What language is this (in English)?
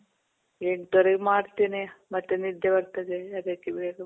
Kannada